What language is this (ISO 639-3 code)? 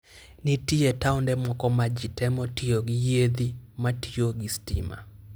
luo